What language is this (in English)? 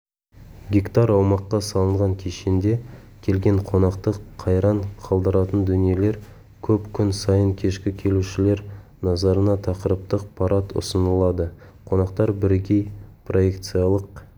Kazakh